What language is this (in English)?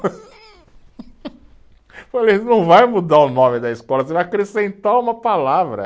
Portuguese